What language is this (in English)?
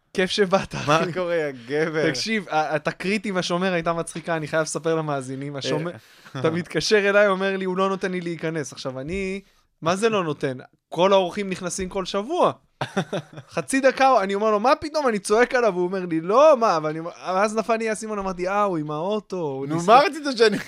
Hebrew